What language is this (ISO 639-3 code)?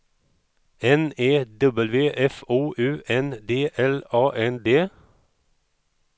swe